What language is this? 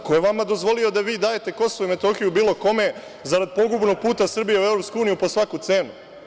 Serbian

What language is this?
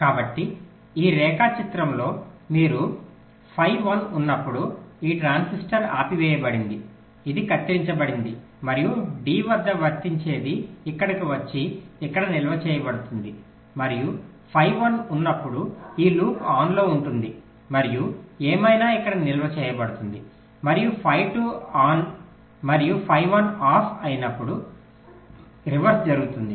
Telugu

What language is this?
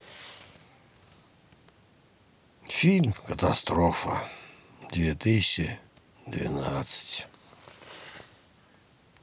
Russian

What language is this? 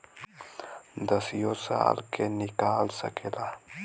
Bhojpuri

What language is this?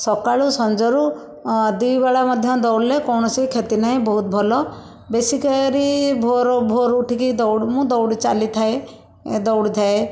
Odia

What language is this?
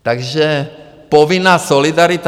Czech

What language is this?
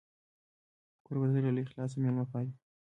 Pashto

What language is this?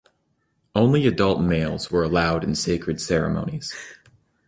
English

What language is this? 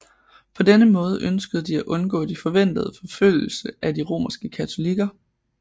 Danish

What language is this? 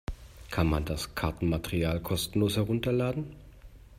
German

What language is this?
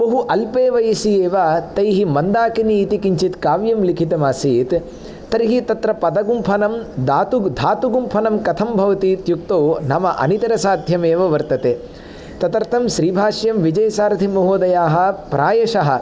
Sanskrit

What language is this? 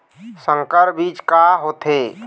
Chhattisgarhi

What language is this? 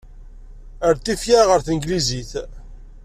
Kabyle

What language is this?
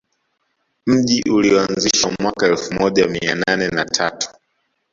Swahili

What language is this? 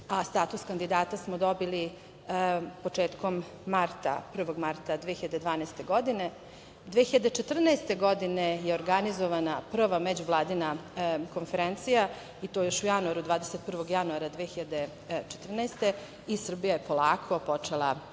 Serbian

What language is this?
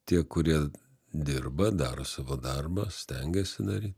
Lithuanian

